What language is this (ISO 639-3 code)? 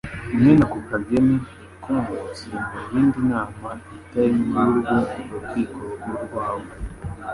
kin